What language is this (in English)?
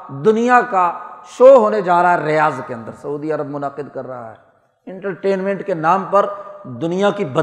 Urdu